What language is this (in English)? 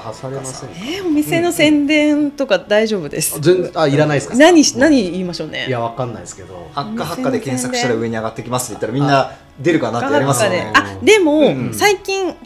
Japanese